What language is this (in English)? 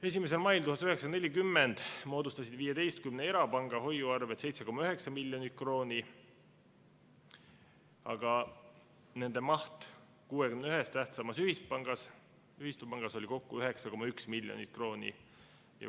Estonian